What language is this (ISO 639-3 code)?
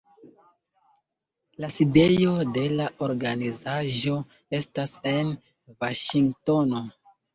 epo